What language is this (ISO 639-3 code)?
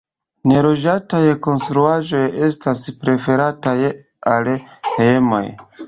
epo